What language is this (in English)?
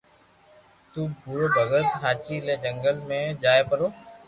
Loarki